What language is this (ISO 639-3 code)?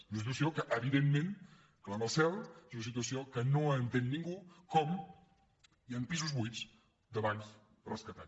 cat